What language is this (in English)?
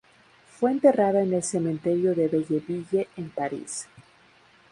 Spanish